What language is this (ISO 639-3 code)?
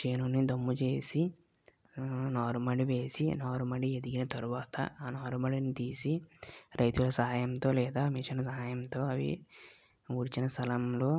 tel